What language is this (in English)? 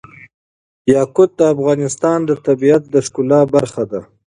Pashto